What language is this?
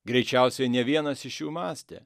Lithuanian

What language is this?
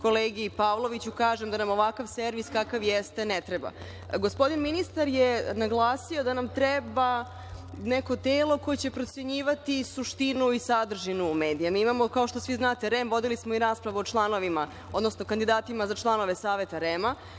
Serbian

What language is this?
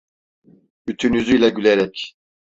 Turkish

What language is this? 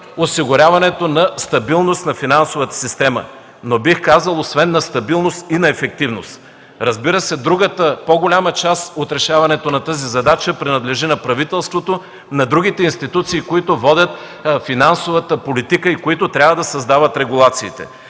Bulgarian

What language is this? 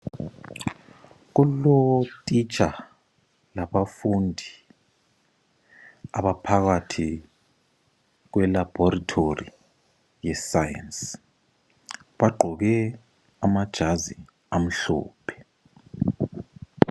North Ndebele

